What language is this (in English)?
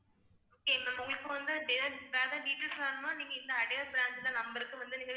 Tamil